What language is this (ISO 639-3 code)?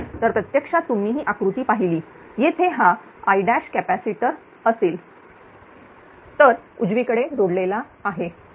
mar